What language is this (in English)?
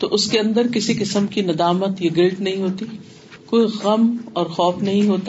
Urdu